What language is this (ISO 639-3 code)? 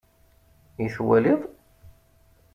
kab